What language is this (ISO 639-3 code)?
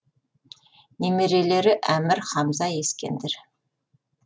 kaz